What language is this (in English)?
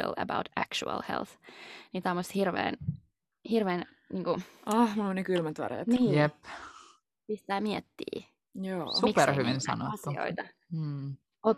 Finnish